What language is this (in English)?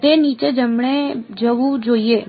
Gujarati